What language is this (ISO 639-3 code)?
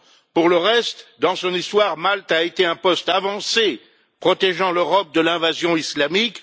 fra